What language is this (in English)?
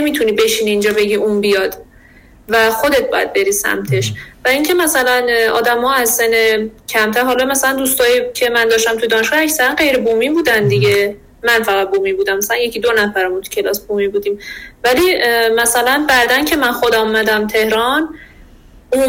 Persian